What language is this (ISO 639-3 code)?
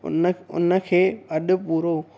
snd